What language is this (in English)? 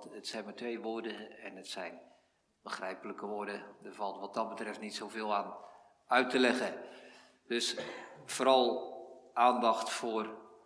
Dutch